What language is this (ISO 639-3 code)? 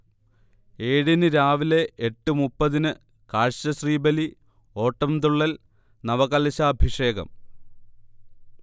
mal